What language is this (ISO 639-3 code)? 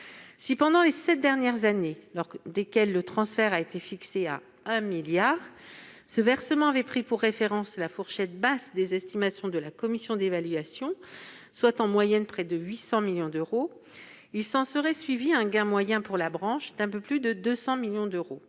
fra